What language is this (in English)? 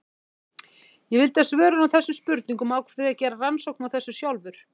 Icelandic